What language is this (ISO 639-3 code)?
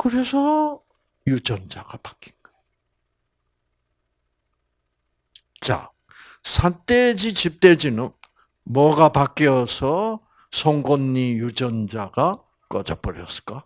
kor